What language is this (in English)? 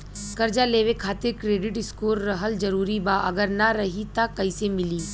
Bhojpuri